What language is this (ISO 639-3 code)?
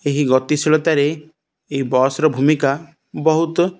ori